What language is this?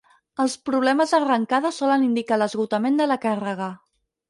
Catalan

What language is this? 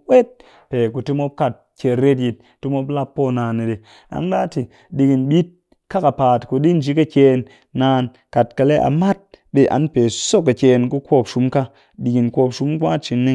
Cakfem-Mushere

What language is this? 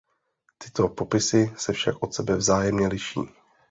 Czech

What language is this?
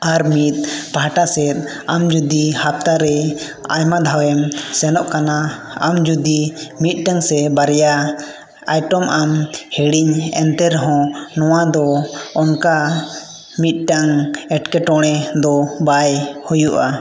Santali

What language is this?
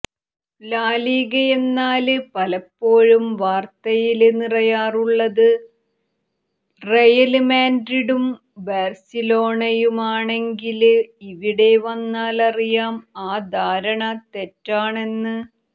Malayalam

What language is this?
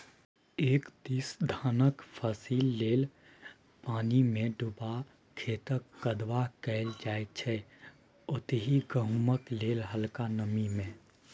Maithili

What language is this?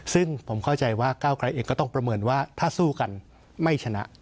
Thai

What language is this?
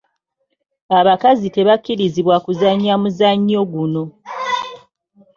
Ganda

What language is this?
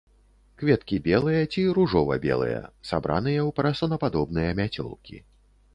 Belarusian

